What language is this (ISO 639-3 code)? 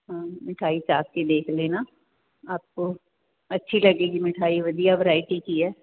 pan